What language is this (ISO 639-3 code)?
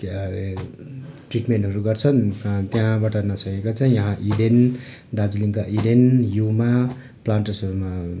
nep